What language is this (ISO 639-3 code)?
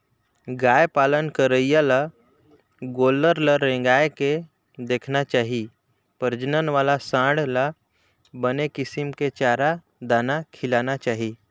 hne